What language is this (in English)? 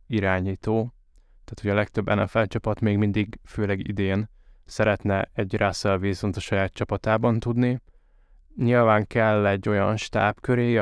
Hungarian